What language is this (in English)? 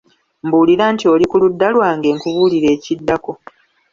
Ganda